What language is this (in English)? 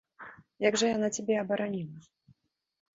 Belarusian